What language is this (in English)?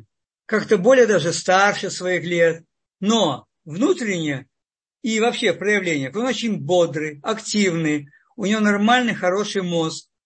Russian